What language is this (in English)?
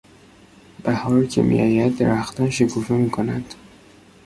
Persian